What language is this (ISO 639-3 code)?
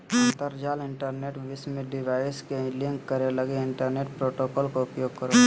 mag